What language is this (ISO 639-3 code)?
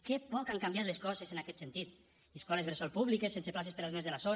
cat